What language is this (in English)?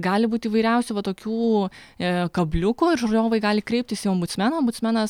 Lithuanian